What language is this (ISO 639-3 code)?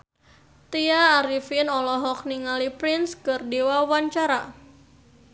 sun